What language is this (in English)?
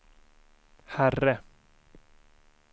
Swedish